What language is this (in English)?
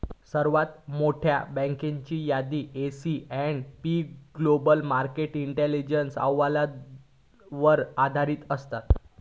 Marathi